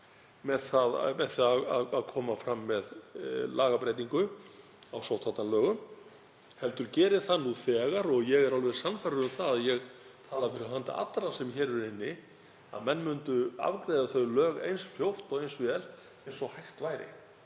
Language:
Icelandic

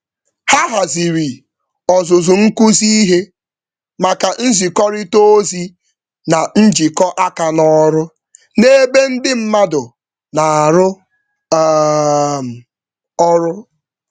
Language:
Igbo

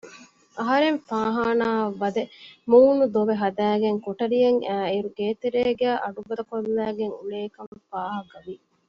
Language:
Divehi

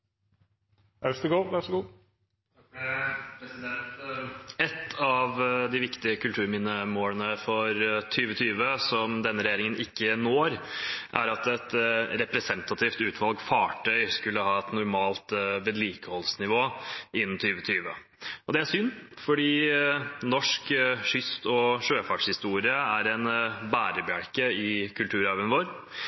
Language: Norwegian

